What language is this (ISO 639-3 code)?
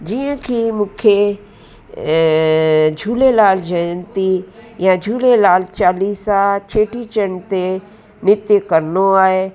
snd